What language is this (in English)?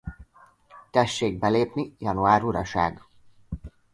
Hungarian